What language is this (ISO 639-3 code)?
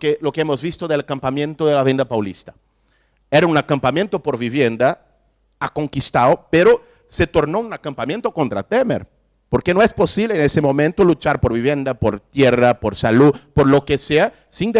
spa